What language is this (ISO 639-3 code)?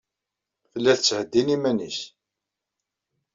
kab